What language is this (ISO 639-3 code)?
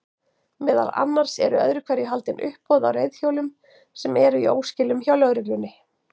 isl